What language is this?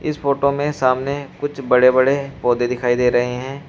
Hindi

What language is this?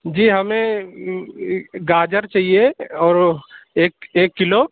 Urdu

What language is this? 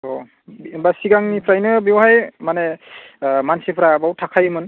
Bodo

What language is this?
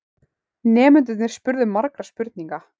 Icelandic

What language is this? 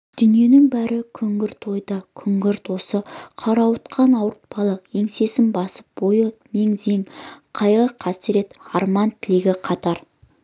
Kazakh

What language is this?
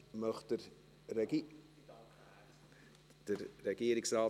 Swiss German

